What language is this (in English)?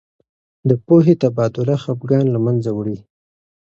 Pashto